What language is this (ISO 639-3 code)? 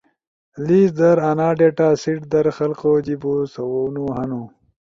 ush